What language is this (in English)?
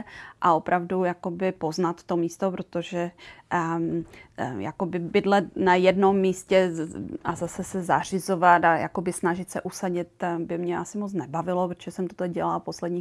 Czech